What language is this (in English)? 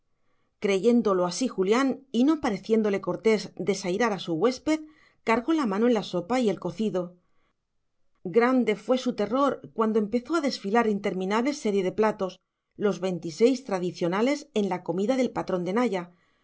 Spanish